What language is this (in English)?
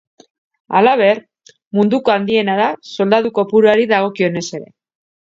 Basque